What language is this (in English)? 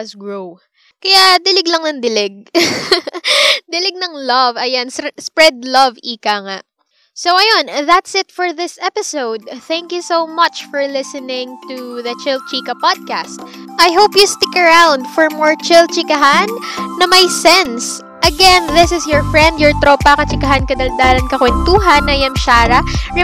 Filipino